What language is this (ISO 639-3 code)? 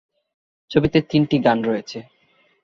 ben